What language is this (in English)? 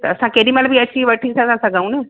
Sindhi